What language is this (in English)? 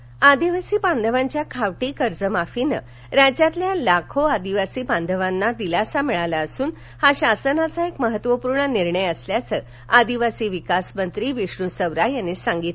Marathi